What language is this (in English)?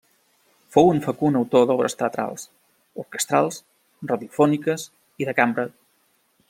Catalan